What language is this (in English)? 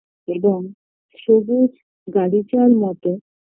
Bangla